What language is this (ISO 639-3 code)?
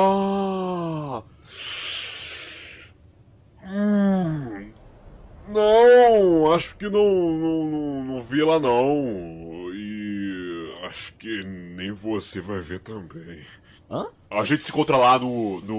por